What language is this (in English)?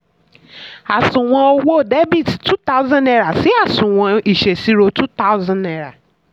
Yoruba